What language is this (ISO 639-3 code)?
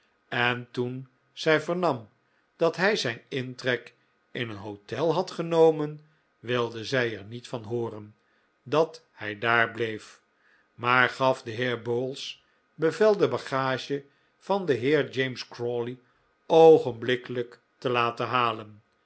nld